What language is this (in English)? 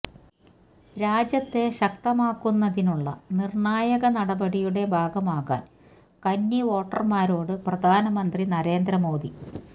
Malayalam